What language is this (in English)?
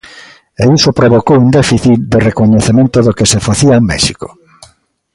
Galician